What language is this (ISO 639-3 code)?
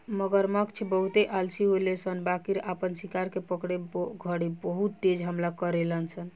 bho